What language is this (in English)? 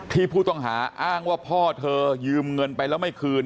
Thai